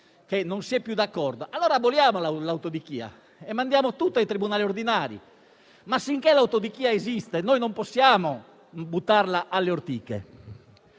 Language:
Italian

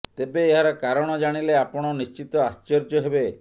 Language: Odia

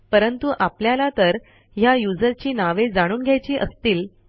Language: Marathi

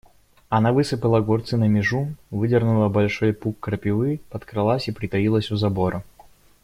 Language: Russian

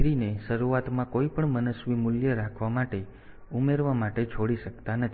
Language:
Gujarati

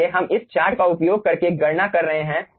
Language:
Hindi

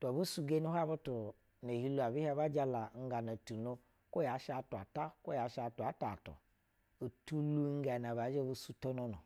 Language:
Basa (Nigeria)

